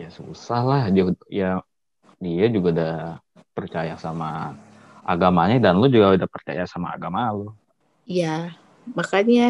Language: Indonesian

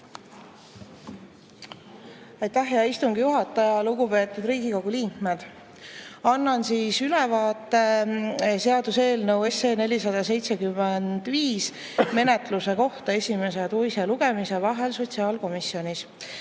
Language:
Estonian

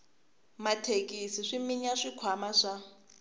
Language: Tsonga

